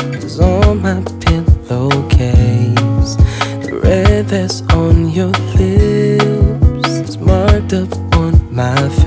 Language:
Japanese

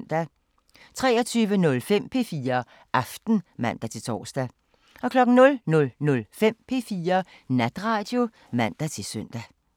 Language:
Danish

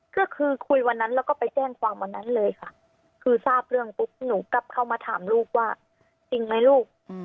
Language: Thai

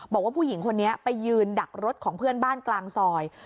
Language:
Thai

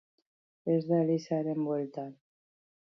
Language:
Basque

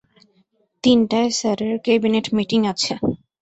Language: Bangla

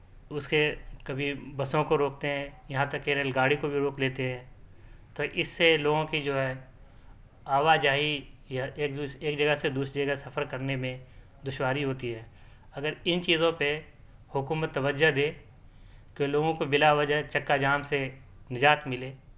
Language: Urdu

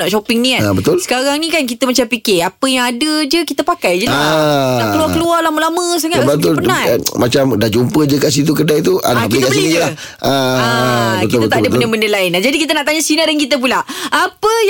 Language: Malay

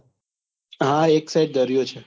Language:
Gujarati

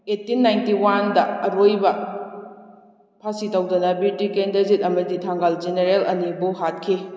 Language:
Manipuri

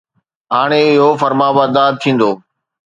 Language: Sindhi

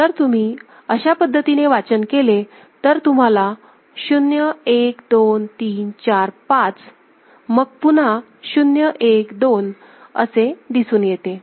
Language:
Marathi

